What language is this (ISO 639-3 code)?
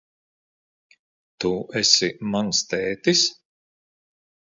lav